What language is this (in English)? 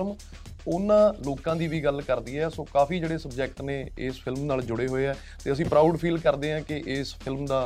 Punjabi